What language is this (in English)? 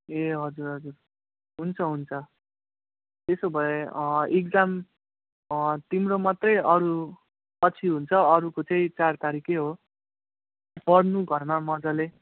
Nepali